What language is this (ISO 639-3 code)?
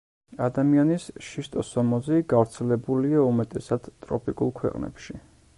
kat